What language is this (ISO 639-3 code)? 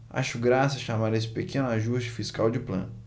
por